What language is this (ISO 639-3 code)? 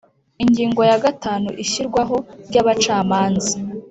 kin